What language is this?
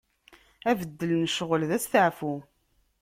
Kabyle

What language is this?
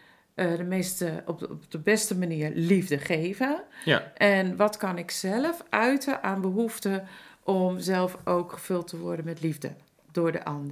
Dutch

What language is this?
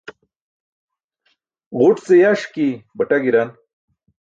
Burushaski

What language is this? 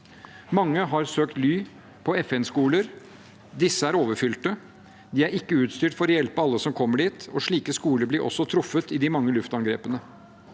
Norwegian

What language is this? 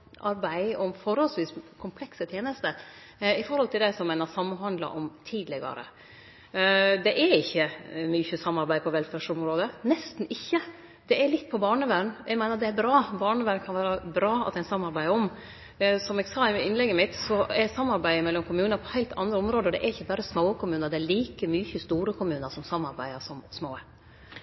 Norwegian Nynorsk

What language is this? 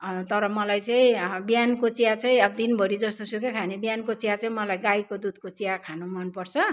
Nepali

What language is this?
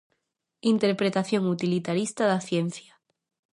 Galician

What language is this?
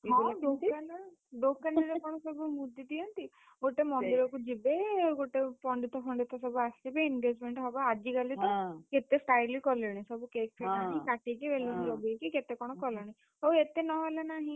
Odia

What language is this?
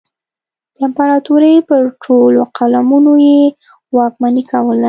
Pashto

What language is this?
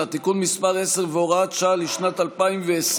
Hebrew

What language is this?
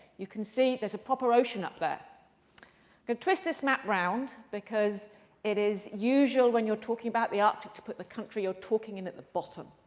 English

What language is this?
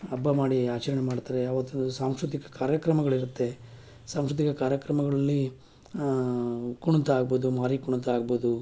Kannada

